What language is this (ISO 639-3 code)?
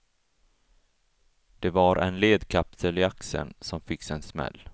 swe